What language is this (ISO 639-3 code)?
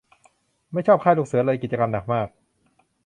tha